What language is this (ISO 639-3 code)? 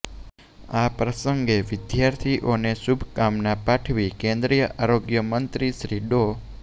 guj